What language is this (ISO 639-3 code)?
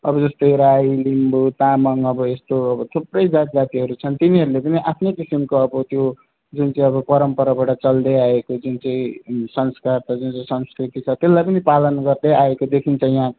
nep